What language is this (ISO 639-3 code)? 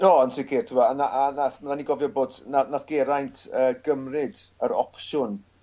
cym